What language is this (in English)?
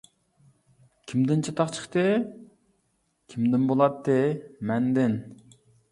Uyghur